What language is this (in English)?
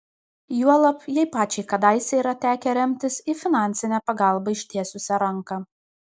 Lithuanian